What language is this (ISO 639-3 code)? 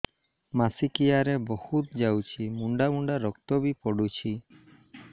ori